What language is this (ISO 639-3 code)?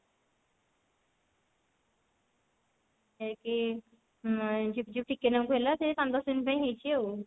ori